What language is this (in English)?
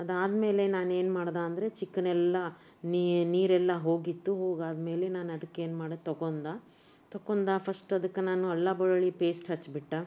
Kannada